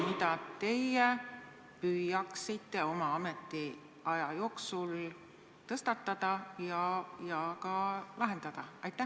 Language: Estonian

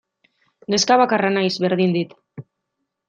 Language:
Basque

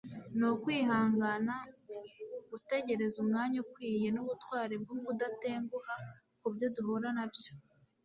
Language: Kinyarwanda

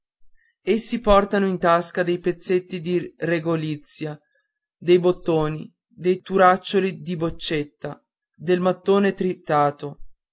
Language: Italian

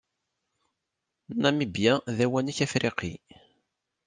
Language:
Kabyle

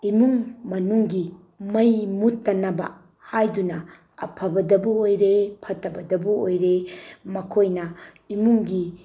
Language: Manipuri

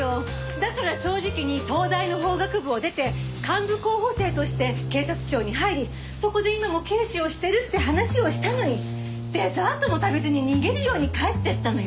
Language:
Japanese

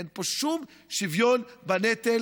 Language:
Hebrew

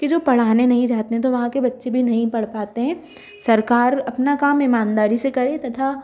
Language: Hindi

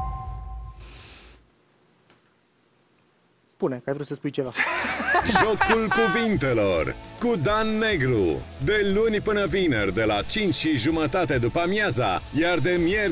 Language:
Romanian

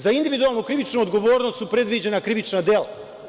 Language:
Serbian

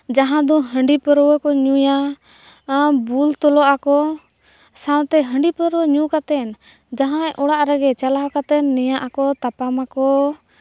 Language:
Santali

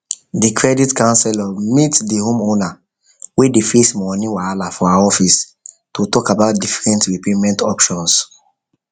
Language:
Nigerian Pidgin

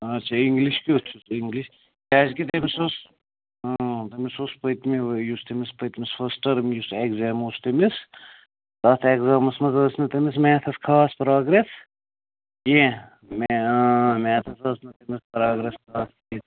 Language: Kashmiri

